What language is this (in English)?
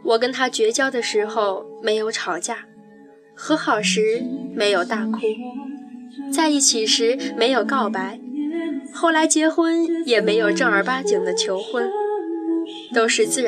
Chinese